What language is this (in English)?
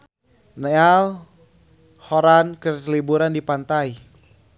Sundanese